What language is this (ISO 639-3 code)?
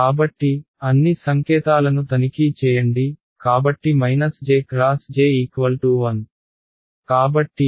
tel